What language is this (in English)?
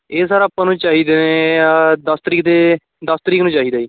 Punjabi